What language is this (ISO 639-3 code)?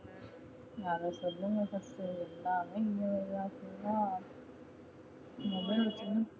tam